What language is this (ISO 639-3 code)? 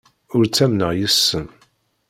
kab